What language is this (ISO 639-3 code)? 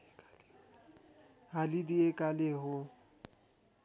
nep